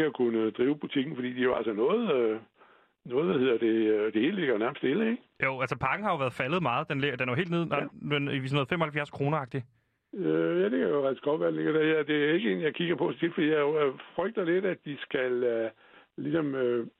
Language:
Danish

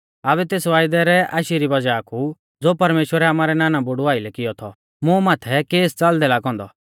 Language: Mahasu Pahari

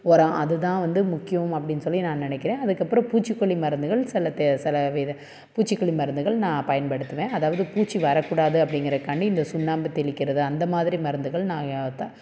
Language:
Tamil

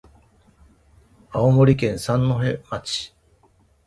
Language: Japanese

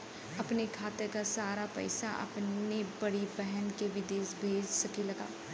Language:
Bhojpuri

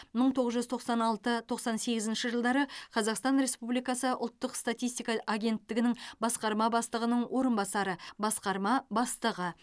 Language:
Kazakh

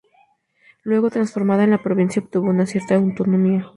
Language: Spanish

